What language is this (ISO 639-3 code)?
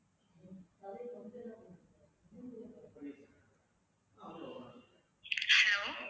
tam